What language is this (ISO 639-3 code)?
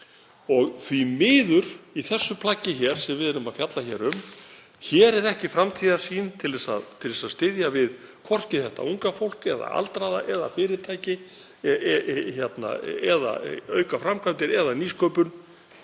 isl